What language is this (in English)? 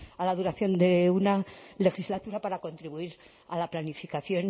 Spanish